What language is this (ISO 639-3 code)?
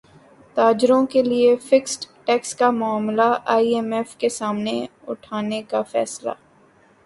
urd